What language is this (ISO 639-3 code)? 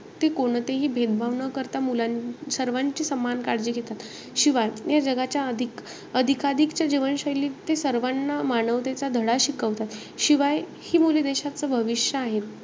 mar